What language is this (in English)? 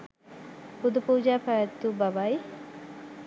Sinhala